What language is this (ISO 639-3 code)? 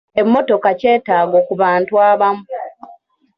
lug